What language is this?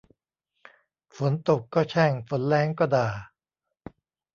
Thai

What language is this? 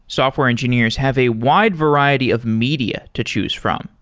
English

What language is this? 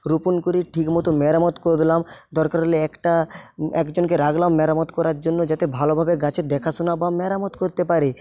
Bangla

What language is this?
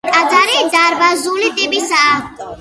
Georgian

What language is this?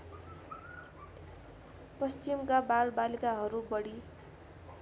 Nepali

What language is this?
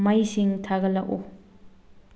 Manipuri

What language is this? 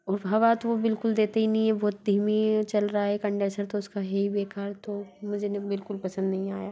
Hindi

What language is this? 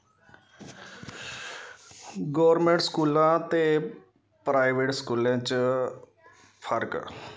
Dogri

